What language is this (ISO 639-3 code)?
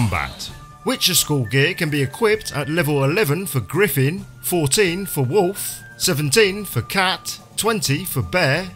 eng